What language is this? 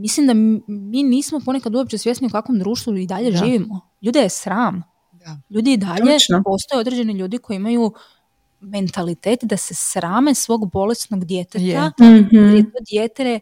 Croatian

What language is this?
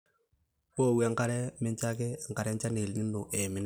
Masai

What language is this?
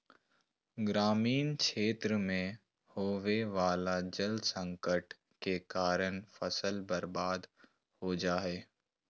Magahi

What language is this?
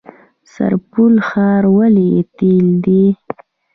Pashto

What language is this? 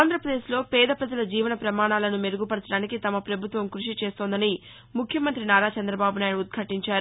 Telugu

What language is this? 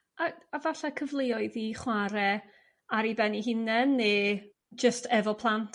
Welsh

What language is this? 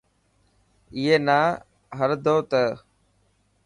Dhatki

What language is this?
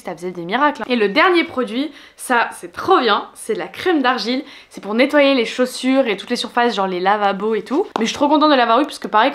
French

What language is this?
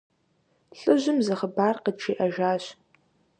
Kabardian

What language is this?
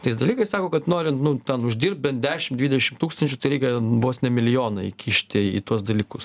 Lithuanian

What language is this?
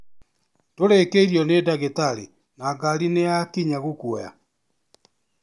Kikuyu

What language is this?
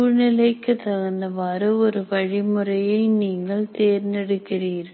Tamil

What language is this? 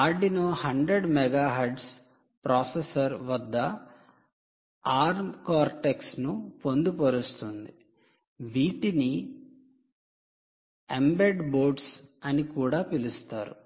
Telugu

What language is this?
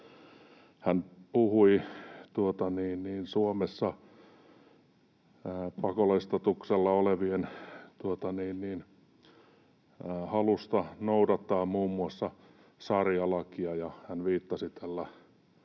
Finnish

